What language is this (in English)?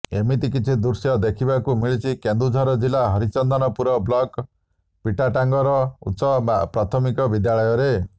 Odia